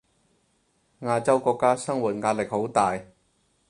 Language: Cantonese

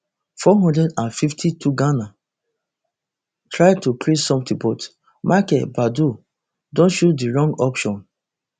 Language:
Nigerian Pidgin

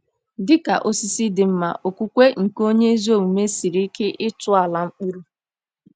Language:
Igbo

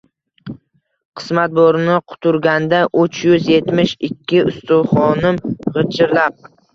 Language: Uzbek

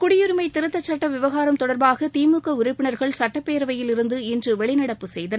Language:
Tamil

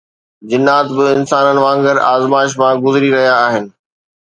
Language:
Sindhi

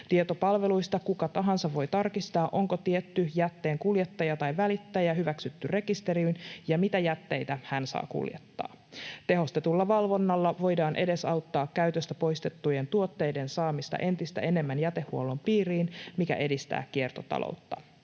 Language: Finnish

